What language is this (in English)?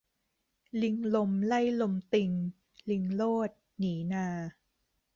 Thai